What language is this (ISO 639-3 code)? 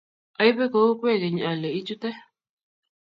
kln